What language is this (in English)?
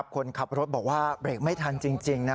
Thai